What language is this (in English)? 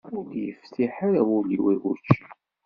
Kabyle